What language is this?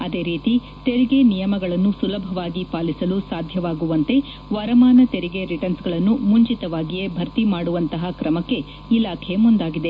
Kannada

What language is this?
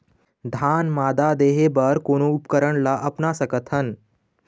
Chhattisgarhi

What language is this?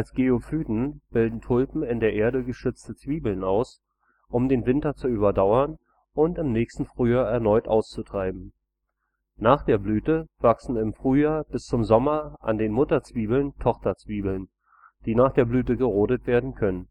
German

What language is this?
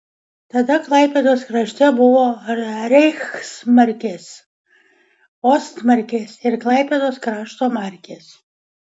Lithuanian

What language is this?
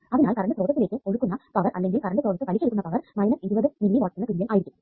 Malayalam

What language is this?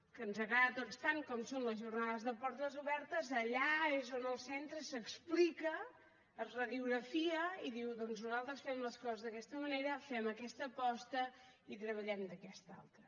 Catalan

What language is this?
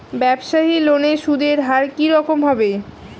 Bangla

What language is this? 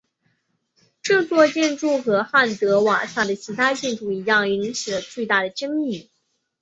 Chinese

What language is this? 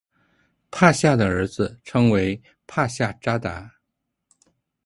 Chinese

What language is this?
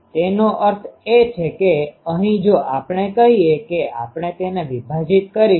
Gujarati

